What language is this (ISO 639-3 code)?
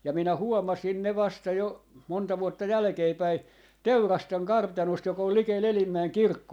fin